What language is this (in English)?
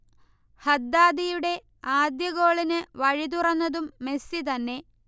Malayalam